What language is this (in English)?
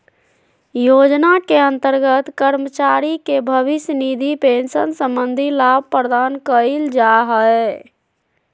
Magahi